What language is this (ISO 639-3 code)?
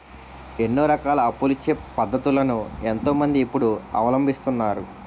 tel